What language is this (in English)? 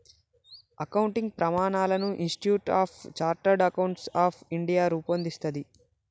Telugu